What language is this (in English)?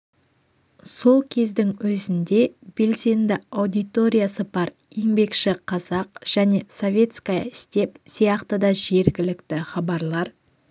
Kazakh